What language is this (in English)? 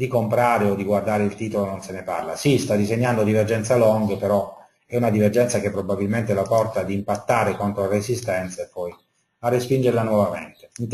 Italian